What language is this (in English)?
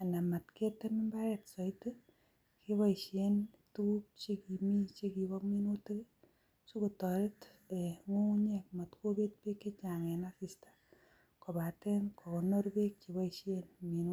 Kalenjin